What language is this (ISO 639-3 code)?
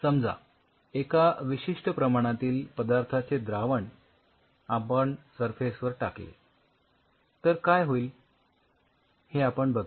mar